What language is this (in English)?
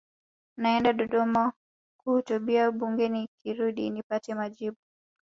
Swahili